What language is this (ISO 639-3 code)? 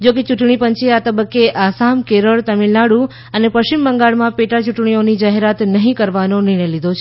guj